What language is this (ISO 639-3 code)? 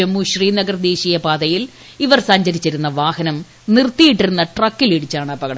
mal